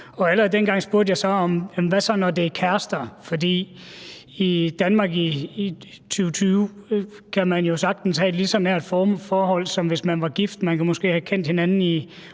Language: Danish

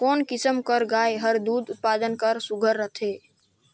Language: Chhattisgarhi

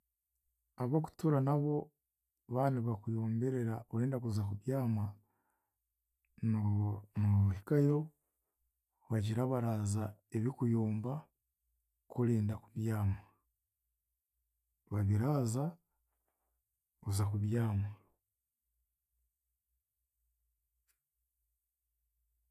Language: Chiga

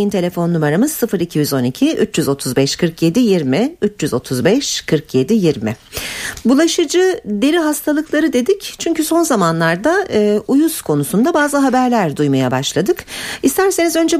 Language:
Turkish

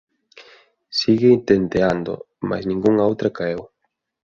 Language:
Galician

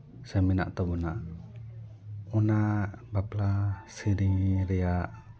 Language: Santali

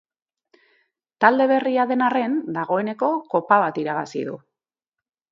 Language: Basque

